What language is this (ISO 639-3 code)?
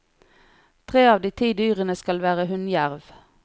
nor